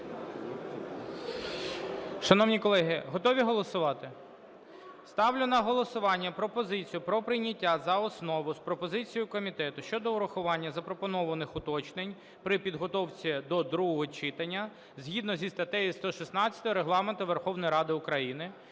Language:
Ukrainian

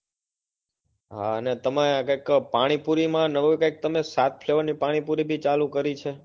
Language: Gujarati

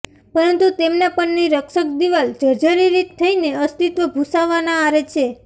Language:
Gujarati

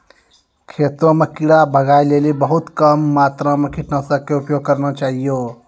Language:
Maithili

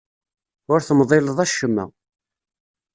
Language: Kabyle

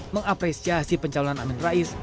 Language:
Indonesian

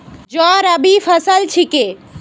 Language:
Magahi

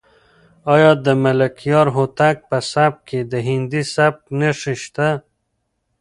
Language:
Pashto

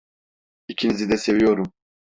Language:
Turkish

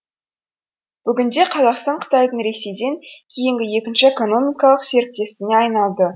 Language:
Kazakh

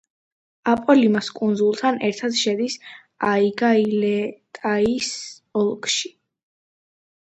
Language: Georgian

